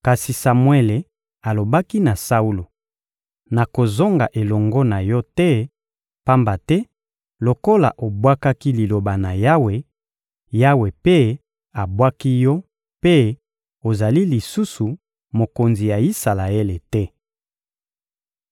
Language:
Lingala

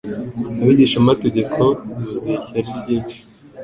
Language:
Kinyarwanda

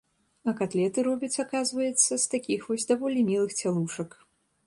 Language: Belarusian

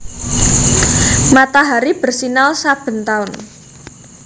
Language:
Javanese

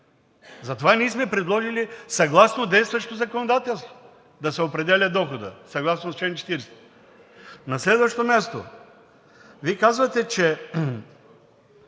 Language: Bulgarian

